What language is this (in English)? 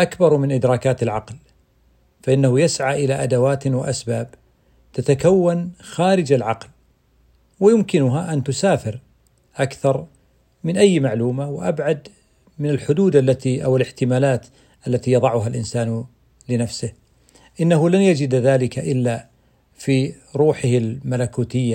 Arabic